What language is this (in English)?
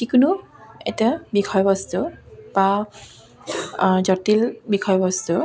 Assamese